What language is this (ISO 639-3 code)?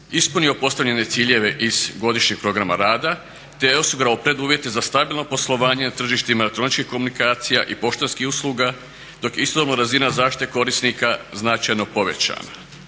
hrv